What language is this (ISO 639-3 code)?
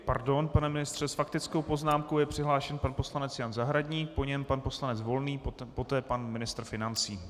ces